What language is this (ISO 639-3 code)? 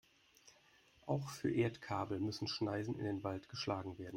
deu